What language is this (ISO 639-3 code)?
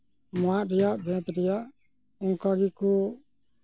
sat